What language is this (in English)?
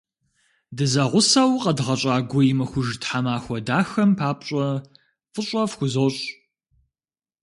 Kabardian